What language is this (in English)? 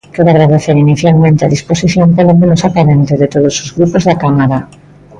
Galician